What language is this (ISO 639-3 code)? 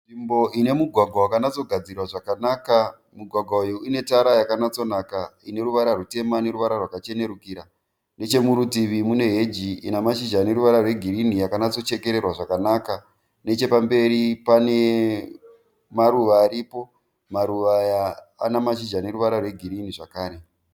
sna